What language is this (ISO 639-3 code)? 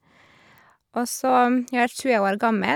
nor